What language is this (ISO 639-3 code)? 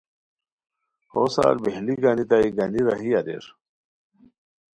khw